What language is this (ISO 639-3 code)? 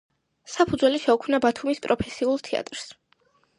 kat